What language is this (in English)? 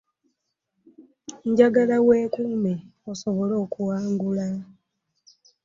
Ganda